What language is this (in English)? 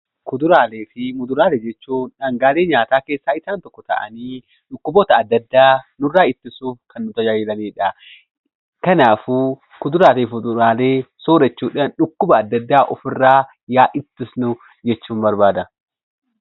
Oromo